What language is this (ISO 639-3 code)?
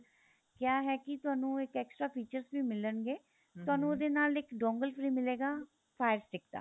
pan